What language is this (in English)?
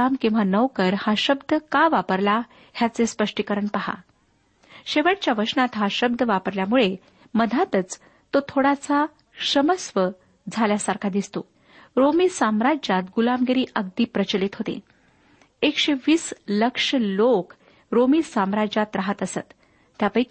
Marathi